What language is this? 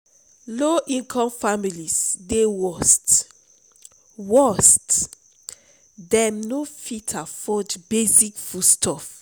Nigerian Pidgin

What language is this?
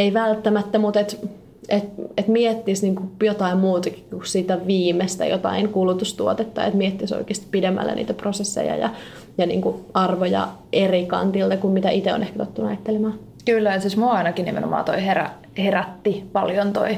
Finnish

